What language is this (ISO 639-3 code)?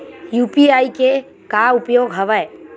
hne